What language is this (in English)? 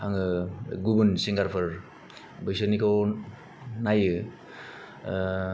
Bodo